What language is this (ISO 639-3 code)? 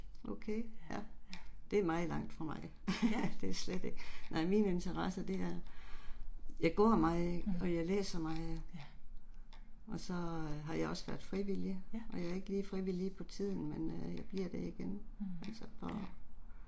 dan